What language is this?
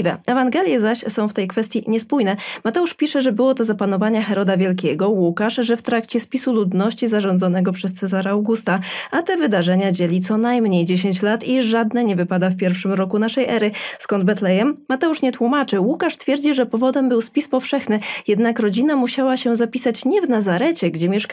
Polish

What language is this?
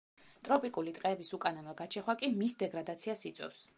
Georgian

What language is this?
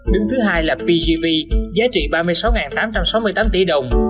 Vietnamese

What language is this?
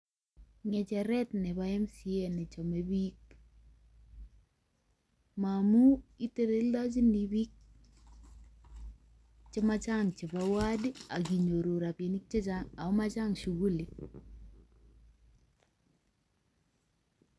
Kalenjin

